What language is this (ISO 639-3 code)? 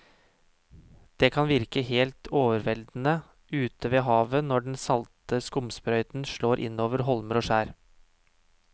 nor